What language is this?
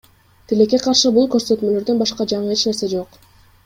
Kyrgyz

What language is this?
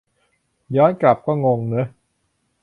Thai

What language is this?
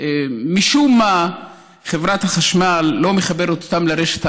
Hebrew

